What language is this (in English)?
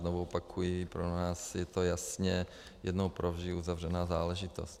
Czech